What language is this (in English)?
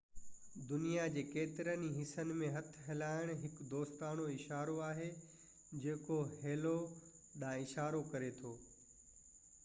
Sindhi